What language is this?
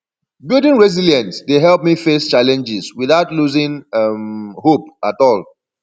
Nigerian Pidgin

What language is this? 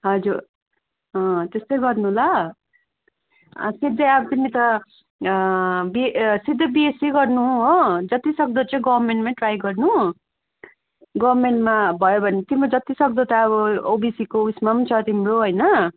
Nepali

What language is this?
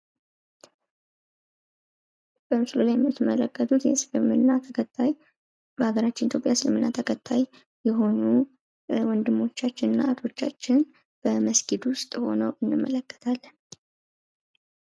Amharic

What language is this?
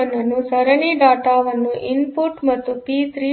Kannada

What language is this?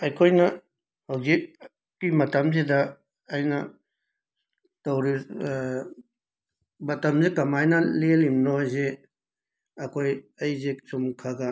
Manipuri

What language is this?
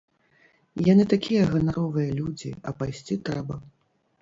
Belarusian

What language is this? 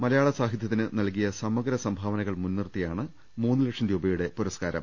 Malayalam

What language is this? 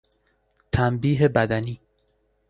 Persian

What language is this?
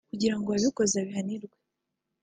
Kinyarwanda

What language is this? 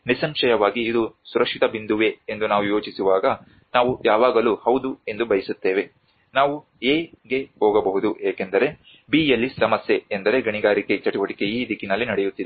Kannada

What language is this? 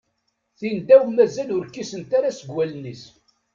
Kabyle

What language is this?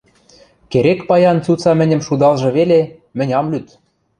Western Mari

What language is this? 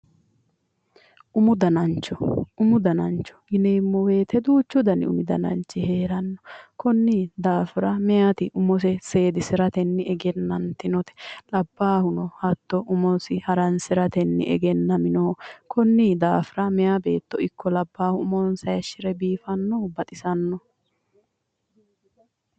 Sidamo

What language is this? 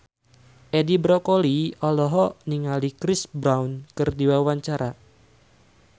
Sundanese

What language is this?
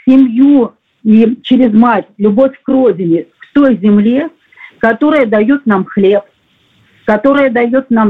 Russian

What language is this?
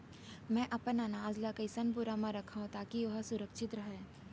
Chhattisgarhi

